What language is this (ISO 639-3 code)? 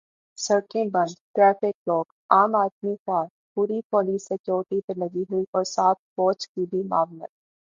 urd